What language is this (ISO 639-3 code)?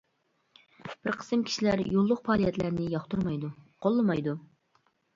uig